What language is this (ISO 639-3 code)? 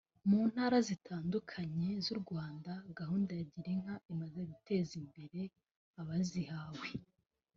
kin